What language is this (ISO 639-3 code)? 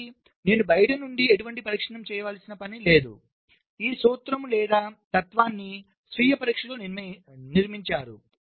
tel